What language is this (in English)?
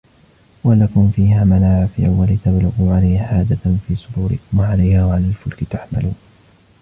Arabic